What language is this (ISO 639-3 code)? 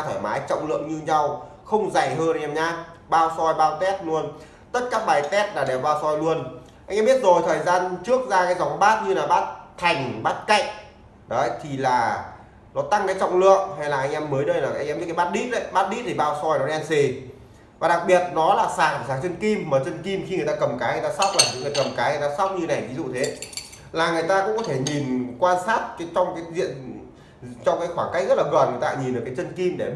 vie